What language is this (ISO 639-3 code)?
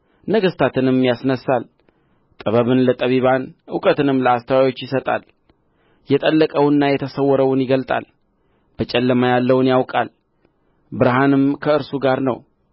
amh